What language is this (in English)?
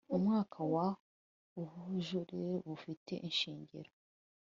Kinyarwanda